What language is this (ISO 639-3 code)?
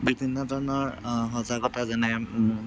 asm